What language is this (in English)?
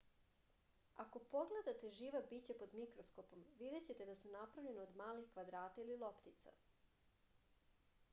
Serbian